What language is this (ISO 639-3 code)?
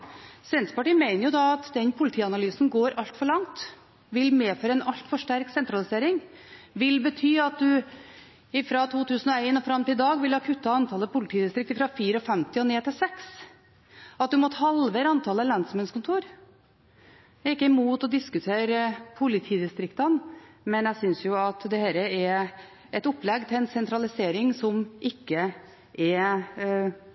nob